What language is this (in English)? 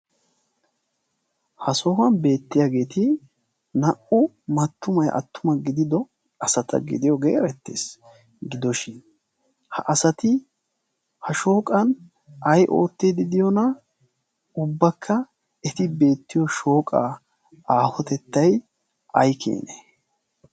Wolaytta